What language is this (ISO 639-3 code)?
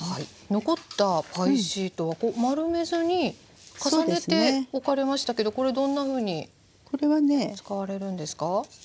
jpn